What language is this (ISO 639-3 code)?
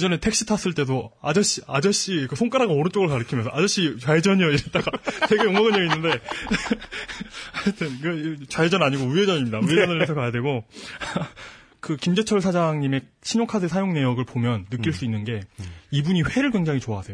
kor